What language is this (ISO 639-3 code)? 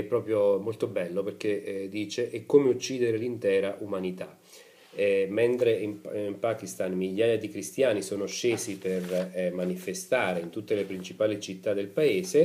ita